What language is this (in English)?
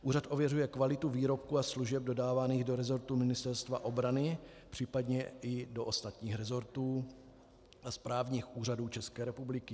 Czech